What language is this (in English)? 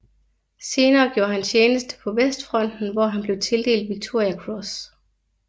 Danish